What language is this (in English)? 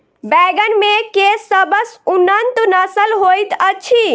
Maithili